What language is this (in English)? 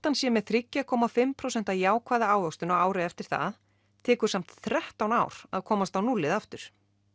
Icelandic